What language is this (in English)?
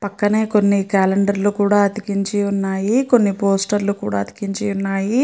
Telugu